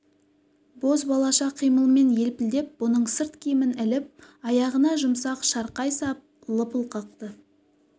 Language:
Kazakh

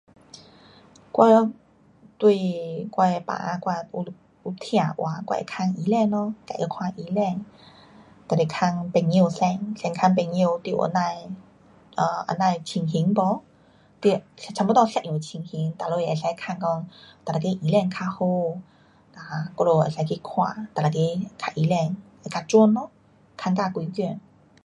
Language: Pu-Xian Chinese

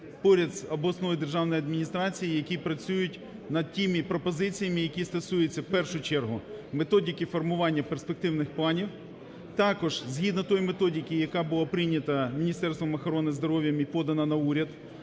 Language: Ukrainian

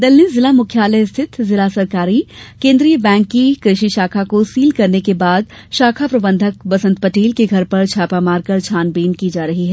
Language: Hindi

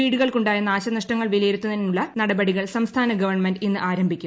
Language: Malayalam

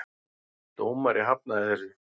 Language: Icelandic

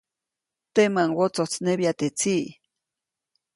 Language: Copainalá Zoque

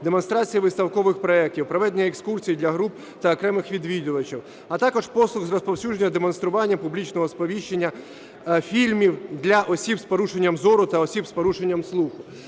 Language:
Ukrainian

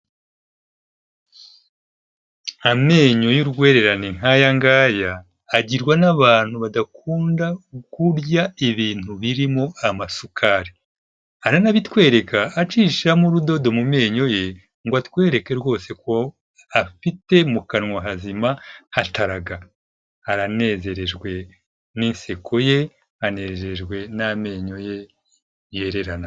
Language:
Kinyarwanda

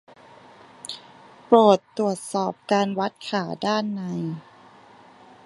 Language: Thai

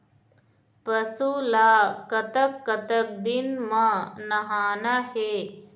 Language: Chhattisgarhi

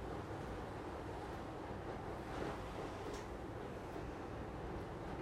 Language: Hebrew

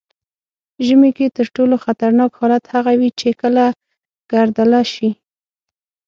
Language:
Pashto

